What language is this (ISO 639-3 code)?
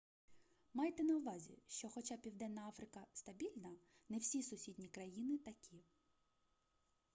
ukr